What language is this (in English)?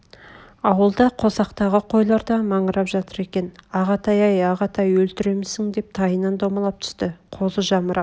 Kazakh